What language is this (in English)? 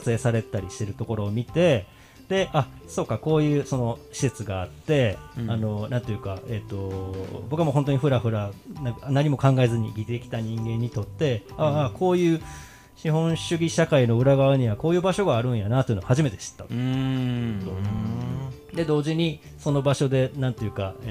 Japanese